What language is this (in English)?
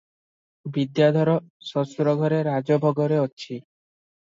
Odia